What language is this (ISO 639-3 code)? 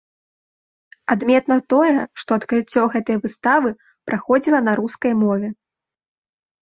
bel